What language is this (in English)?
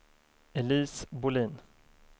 Swedish